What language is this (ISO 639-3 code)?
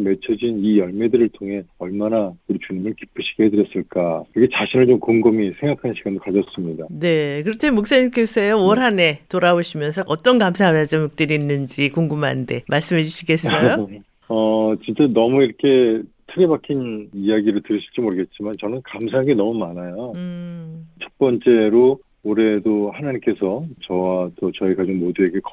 kor